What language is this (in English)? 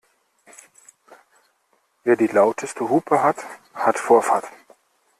German